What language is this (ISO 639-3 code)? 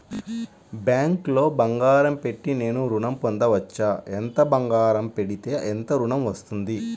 tel